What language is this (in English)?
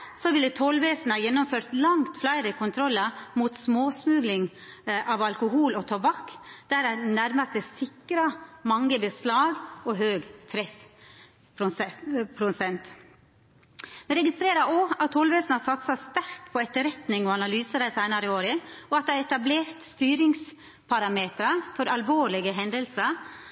Norwegian Nynorsk